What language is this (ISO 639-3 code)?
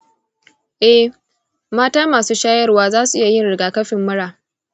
hau